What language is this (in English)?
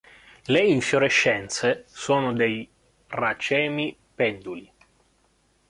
Italian